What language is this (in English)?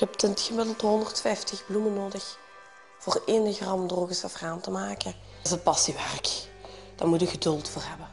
Dutch